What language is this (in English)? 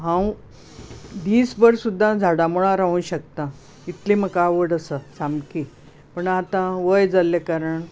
Konkani